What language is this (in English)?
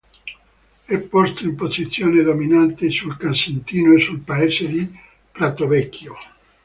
Italian